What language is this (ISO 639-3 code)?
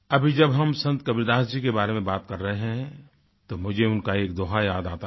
hin